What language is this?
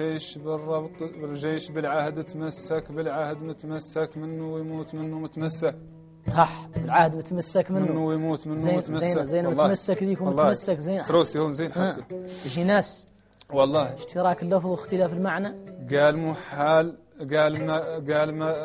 Arabic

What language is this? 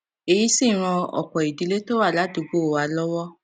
Yoruba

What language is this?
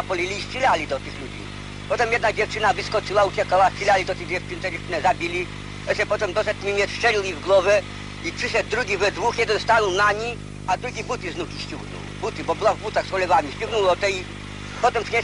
Polish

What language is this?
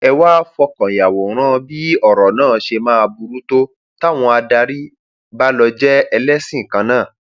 Yoruba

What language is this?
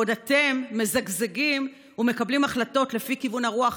Hebrew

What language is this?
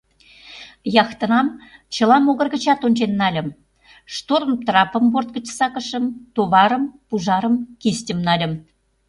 Mari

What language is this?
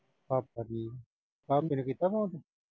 Punjabi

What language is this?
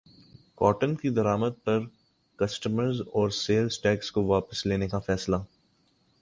Urdu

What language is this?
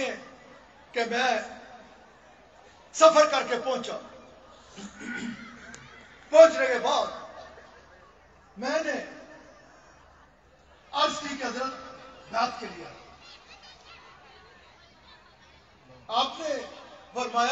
Arabic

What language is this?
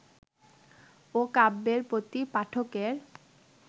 Bangla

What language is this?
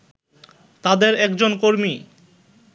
Bangla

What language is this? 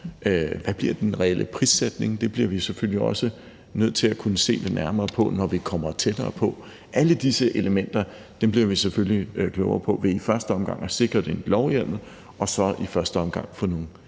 Danish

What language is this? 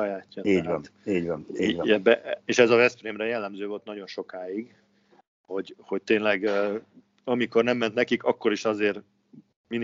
Hungarian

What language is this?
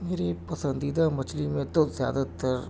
Urdu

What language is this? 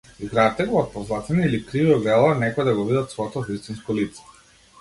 Macedonian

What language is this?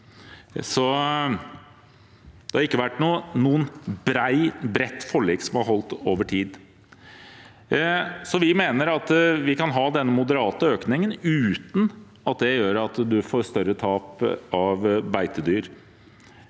Norwegian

